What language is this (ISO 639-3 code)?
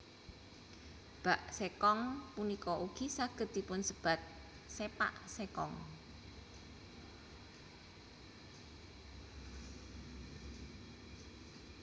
jav